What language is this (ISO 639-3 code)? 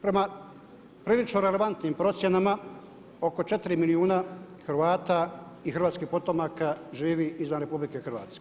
hrv